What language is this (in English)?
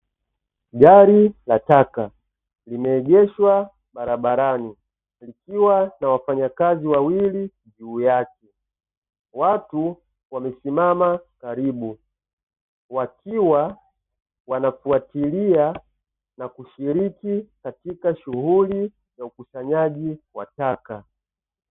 Swahili